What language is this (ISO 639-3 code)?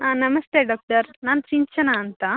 kan